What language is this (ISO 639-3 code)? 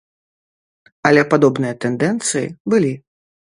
bel